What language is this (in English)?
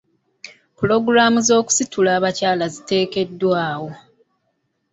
Ganda